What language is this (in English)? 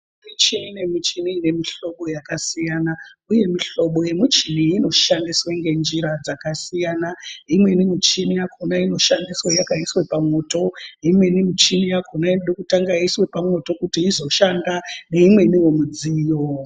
Ndau